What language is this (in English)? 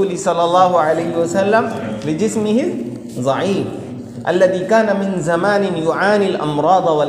Arabic